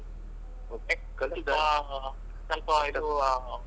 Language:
Kannada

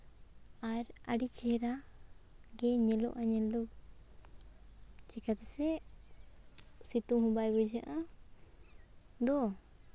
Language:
Santali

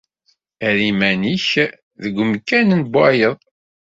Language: Kabyle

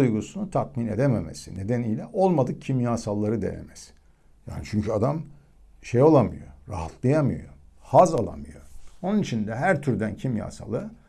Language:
Turkish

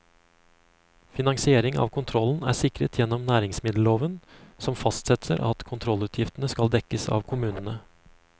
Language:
Norwegian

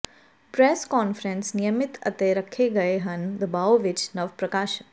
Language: Punjabi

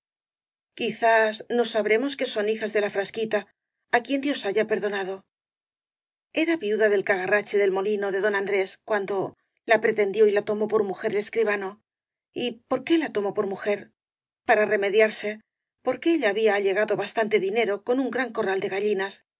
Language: Spanish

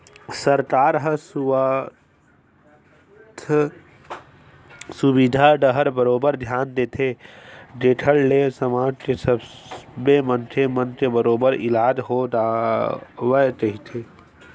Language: Chhattisgarhi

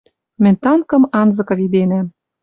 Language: Western Mari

